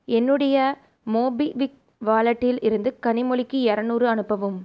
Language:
Tamil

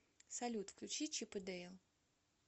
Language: Russian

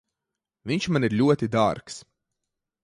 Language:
Latvian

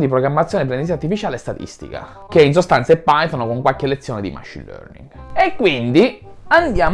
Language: Italian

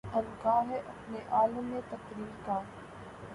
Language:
Urdu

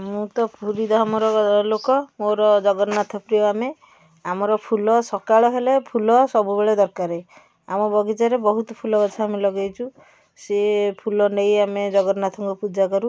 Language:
Odia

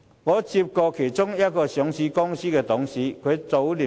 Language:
Cantonese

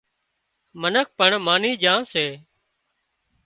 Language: Wadiyara Koli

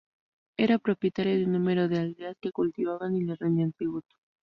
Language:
Spanish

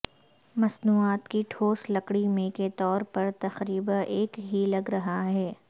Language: Urdu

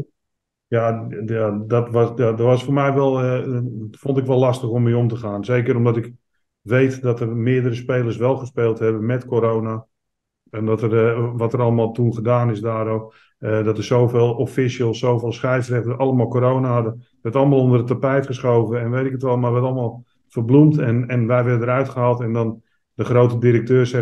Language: Dutch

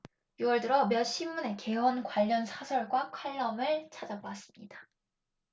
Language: Korean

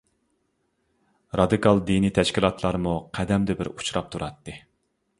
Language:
Uyghur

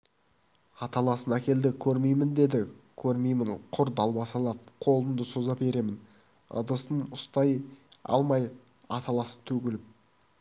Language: Kazakh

